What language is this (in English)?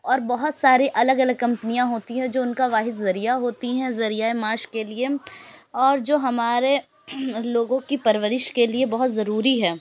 Urdu